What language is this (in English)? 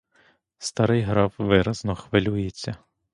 Ukrainian